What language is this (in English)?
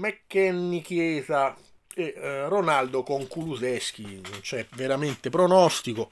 Italian